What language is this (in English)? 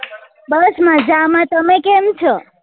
Gujarati